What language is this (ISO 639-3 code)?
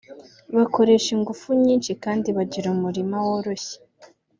kin